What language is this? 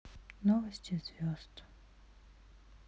Russian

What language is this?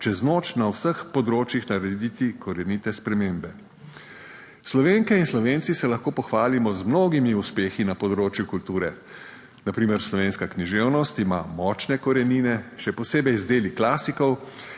Slovenian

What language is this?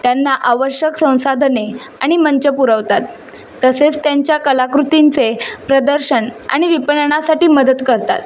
Marathi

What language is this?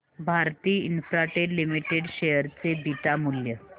Marathi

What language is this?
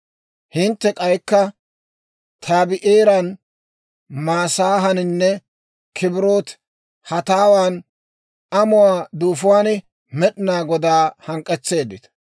Dawro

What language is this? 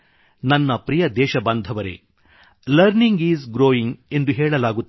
Kannada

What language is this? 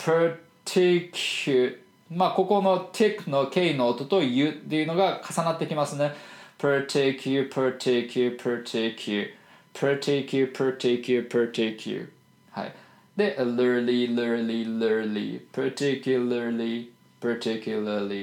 Japanese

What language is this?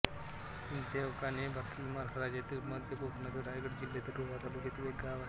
Marathi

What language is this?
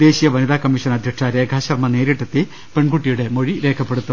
Malayalam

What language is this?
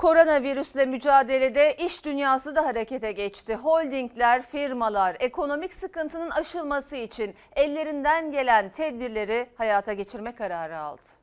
Turkish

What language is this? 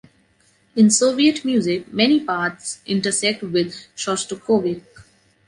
English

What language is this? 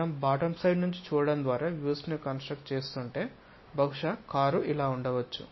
Telugu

